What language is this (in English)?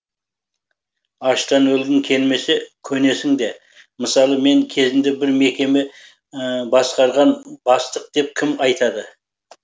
Kazakh